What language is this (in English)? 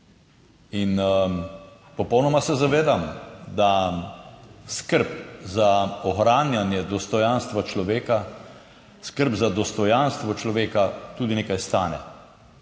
Slovenian